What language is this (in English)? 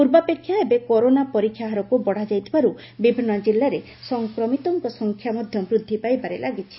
Odia